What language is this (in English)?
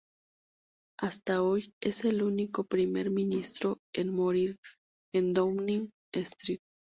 Spanish